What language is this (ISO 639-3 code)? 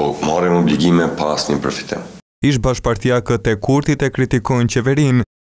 ron